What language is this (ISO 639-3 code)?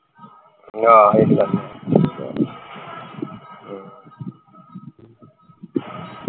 pan